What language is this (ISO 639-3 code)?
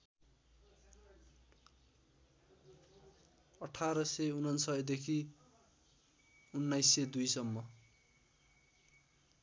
nep